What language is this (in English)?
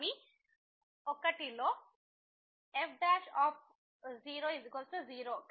Telugu